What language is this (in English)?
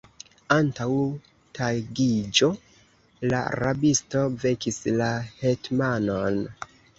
Esperanto